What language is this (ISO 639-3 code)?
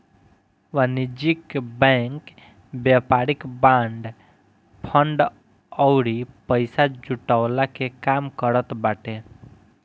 bho